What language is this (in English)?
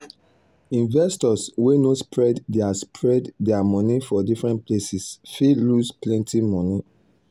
Nigerian Pidgin